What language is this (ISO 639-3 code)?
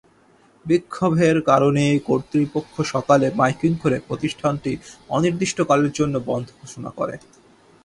ben